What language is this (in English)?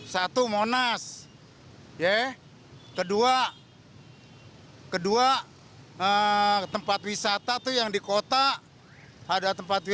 Indonesian